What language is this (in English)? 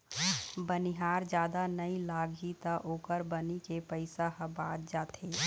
Chhattisgarhi